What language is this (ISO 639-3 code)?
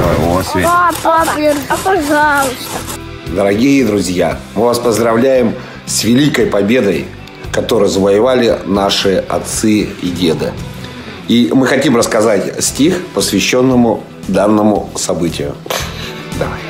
rus